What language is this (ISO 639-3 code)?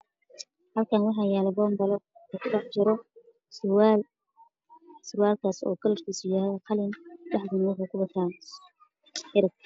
som